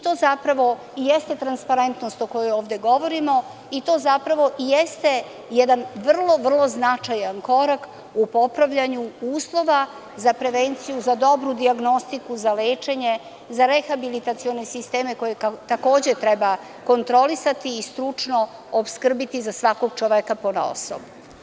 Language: Serbian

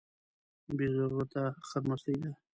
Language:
Pashto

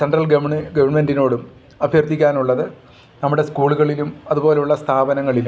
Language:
Malayalam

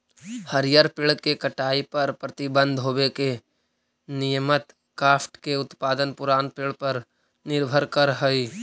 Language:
Magahi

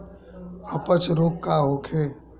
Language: Bhojpuri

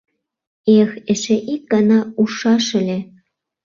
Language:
Mari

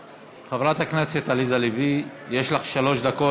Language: Hebrew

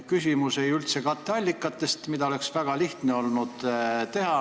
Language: Estonian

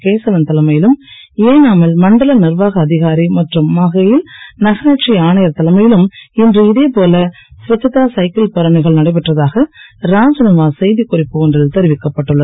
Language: Tamil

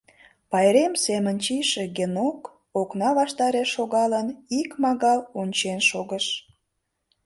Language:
Mari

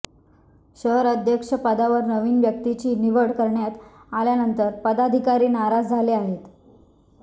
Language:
Marathi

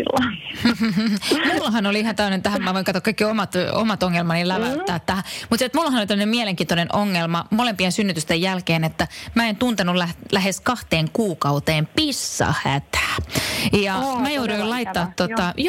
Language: Finnish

